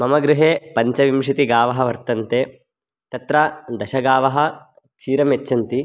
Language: Sanskrit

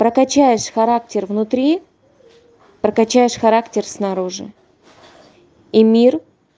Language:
Russian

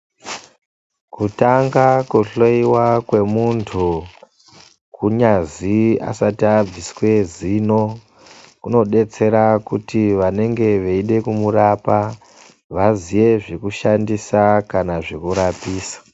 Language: Ndau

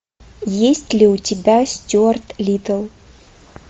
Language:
Russian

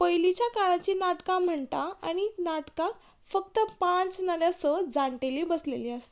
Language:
Konkani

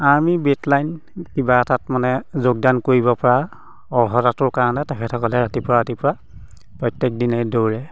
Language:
Assamese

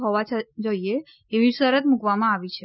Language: Gujarati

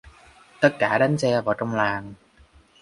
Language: Vietnamese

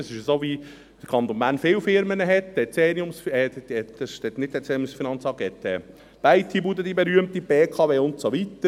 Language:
Swiss German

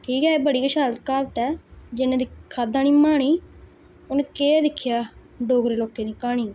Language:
Dogri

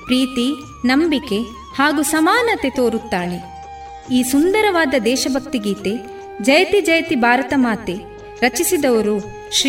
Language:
Kannada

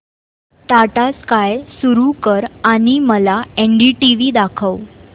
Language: Marathi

